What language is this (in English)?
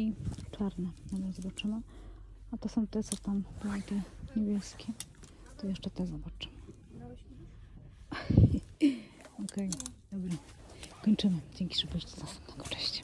Polish